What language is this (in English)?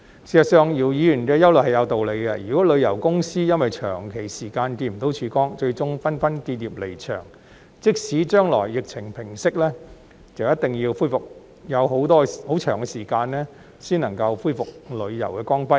Cantonese